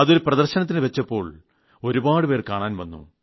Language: Malayalam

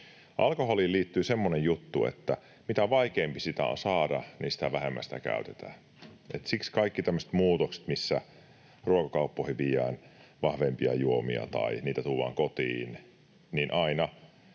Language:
Finnish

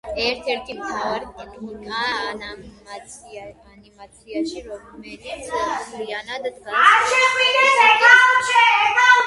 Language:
Georgian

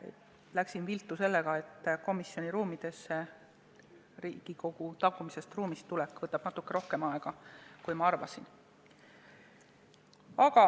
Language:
Estonian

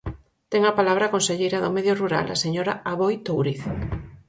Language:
Galician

